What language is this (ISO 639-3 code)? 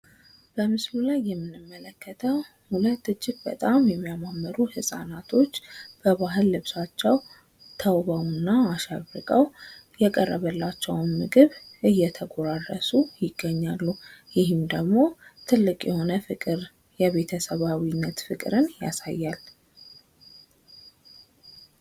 amh